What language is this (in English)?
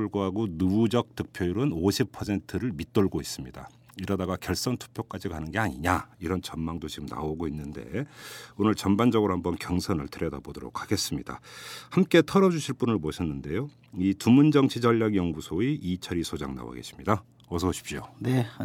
Korean